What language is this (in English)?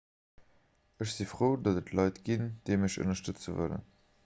Luxembourgish